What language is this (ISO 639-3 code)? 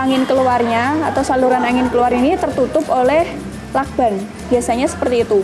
ind